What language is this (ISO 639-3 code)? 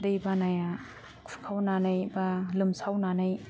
brx